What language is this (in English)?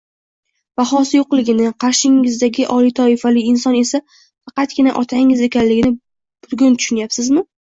Uzbek